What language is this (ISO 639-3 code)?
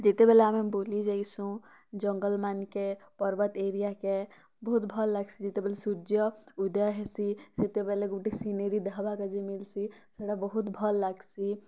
ori